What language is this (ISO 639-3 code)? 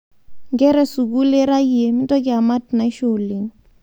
mas